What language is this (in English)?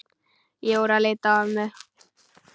Icelandic